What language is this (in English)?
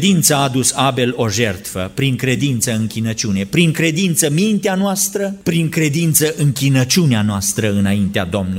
Romanian